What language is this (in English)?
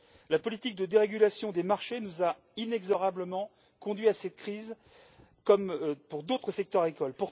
French